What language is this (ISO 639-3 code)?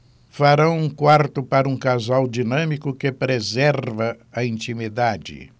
por